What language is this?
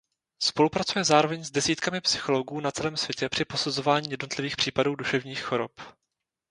Czech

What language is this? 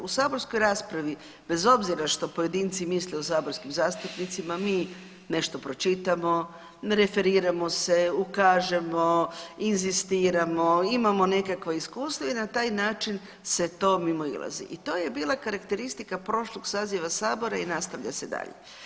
Croatian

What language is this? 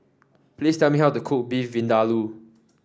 English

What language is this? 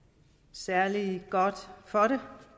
Danish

